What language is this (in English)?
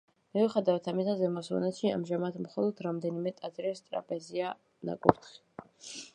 Georgian